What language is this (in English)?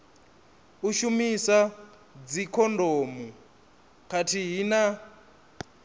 Venda